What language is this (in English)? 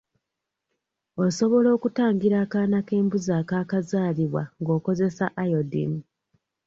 Ganda